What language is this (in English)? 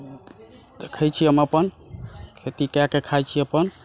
Maithili